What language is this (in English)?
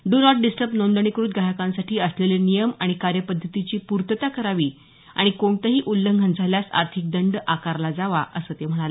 Marathi